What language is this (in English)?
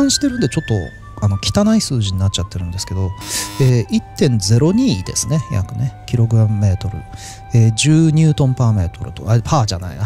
Japanese